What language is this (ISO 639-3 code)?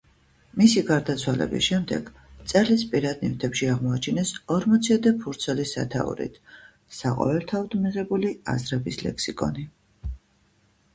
kat